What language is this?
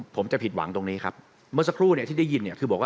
Thai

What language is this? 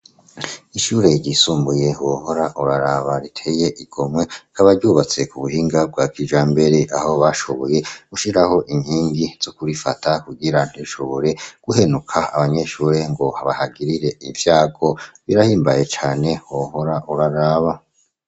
Rundi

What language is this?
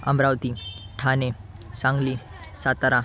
Marathi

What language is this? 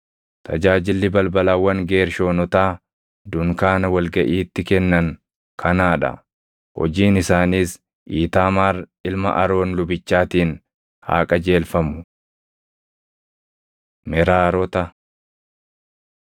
Oromo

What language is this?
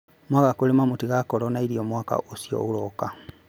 Kikuyu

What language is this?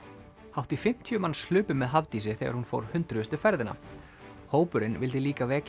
Icelandic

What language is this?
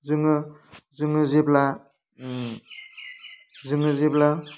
Bodo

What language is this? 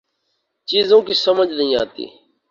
Urdu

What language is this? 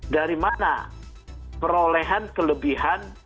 Indonesian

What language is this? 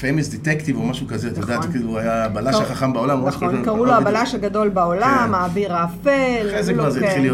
Hebrew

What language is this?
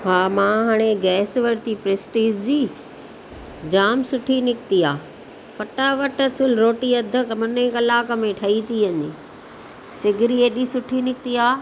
Sindhi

